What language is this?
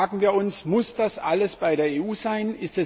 German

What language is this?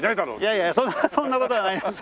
Japanese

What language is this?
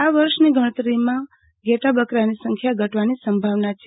Gujarati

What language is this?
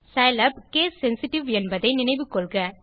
Tamil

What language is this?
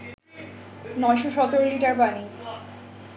Bangla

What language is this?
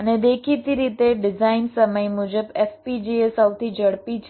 Gujarati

